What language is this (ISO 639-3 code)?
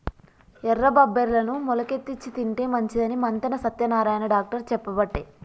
tel